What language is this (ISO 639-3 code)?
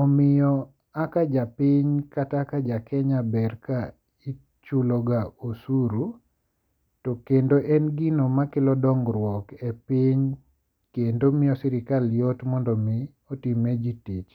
luo